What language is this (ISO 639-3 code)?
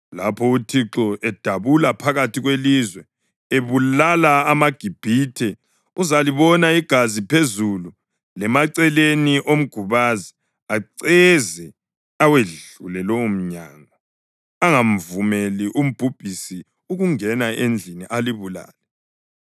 nde